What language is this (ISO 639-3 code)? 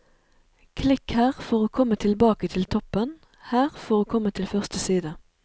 nor